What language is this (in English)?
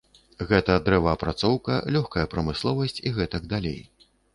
Belarusian